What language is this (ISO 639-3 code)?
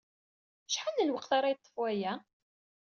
kab